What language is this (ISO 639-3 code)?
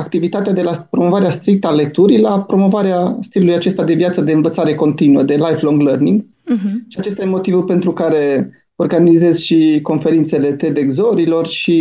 ron